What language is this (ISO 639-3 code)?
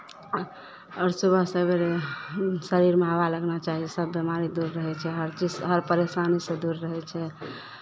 mai